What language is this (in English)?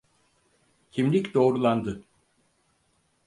Turkish